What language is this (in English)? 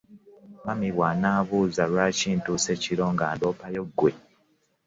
Ganda